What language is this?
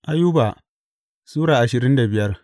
Hausa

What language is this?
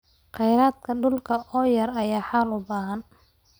Somali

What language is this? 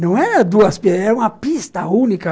Portuguese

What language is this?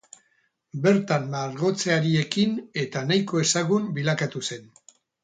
Basque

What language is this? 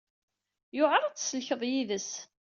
Kabyle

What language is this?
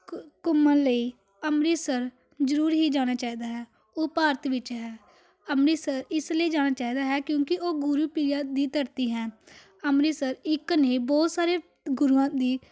Punjabi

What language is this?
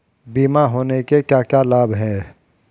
Hindi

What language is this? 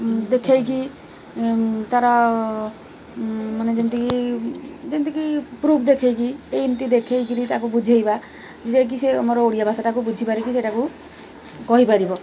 Odia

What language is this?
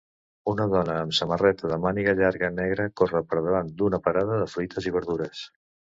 Catalan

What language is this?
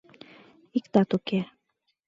Mari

